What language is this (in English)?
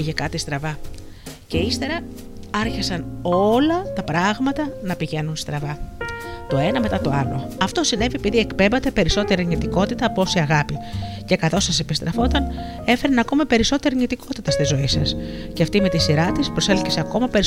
Greek